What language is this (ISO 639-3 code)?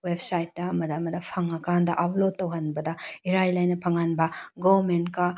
mni